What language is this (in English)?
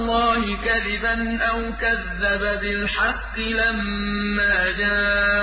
Arabic